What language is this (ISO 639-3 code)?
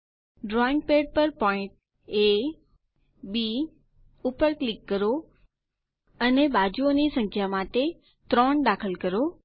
guj